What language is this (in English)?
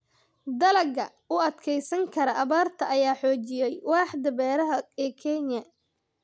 Somali